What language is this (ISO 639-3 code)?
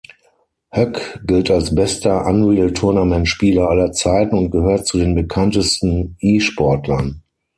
deu